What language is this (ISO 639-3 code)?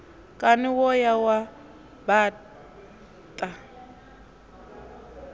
ven